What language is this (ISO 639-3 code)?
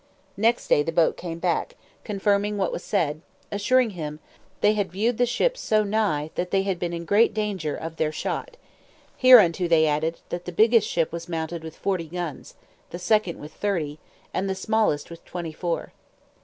eng